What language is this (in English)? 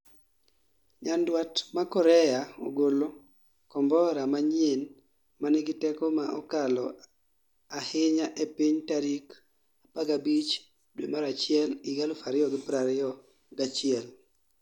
Luo (Kenya and Tanzania)